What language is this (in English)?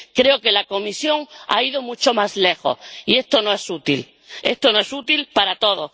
Spanish